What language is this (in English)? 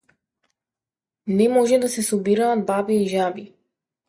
Macedonian